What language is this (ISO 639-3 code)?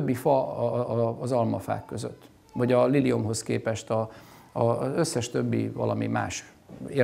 hun